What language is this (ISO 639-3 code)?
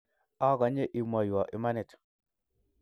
kln